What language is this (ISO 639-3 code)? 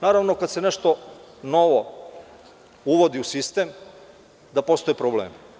srp